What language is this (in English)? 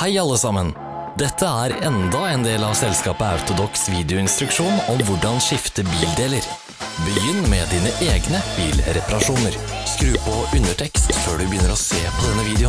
Norwegian